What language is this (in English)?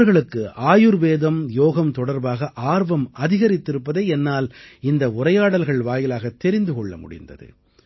Tamil